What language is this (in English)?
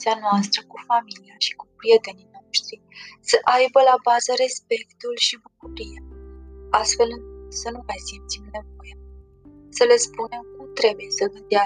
Romanian